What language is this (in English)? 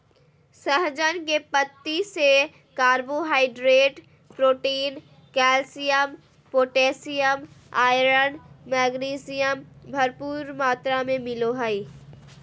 Magahi